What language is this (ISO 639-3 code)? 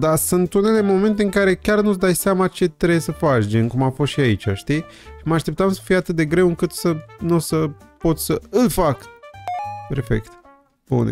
ron